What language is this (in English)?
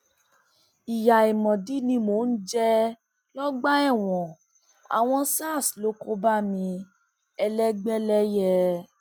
Yoruba